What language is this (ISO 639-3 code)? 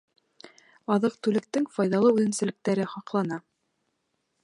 bak